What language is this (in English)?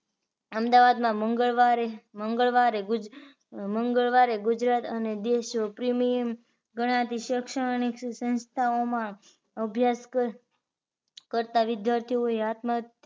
Gujarati